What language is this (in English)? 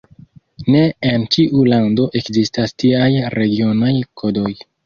Esperanto